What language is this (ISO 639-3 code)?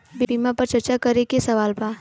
bho